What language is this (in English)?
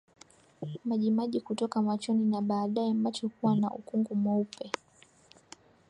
Swahili